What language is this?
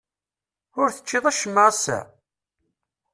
Kabyle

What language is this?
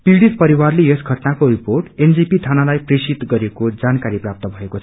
Nepali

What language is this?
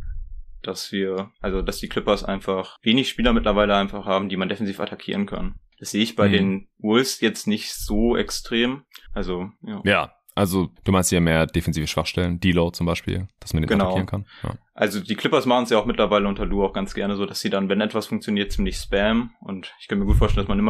German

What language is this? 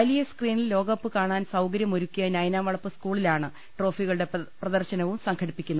Malayalam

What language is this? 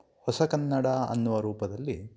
Kannada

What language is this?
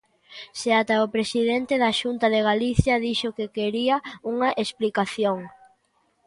Galician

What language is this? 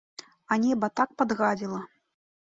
Belarusian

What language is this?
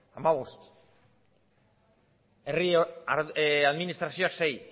Basque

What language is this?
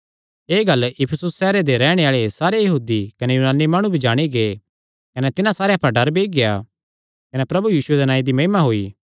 Kangri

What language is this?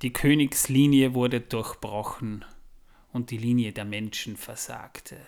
German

